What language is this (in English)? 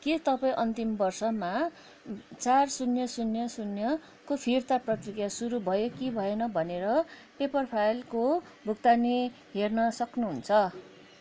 Nepali